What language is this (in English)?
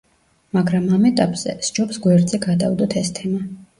Georgian